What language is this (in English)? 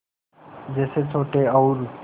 Hindi